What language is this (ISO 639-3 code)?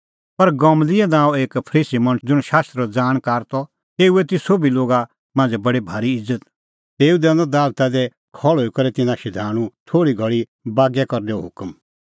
kfx